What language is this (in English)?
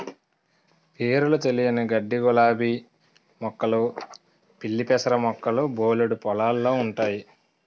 Telugu